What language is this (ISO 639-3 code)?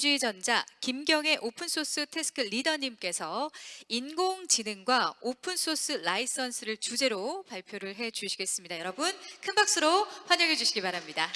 kor